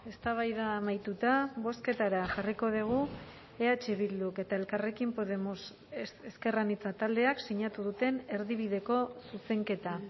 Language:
Basque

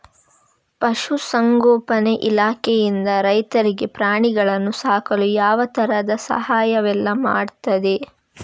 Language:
Kannada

